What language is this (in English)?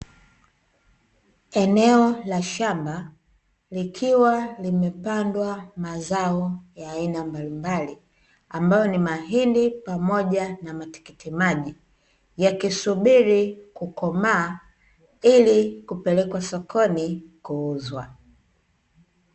Swahili